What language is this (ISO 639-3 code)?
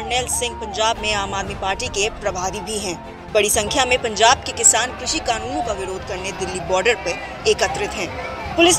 hin